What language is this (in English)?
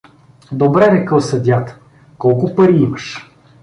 Bulgarian